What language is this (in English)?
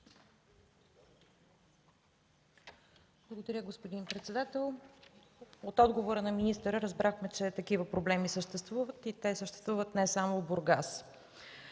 Bulgarian